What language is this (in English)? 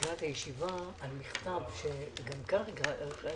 Hebrew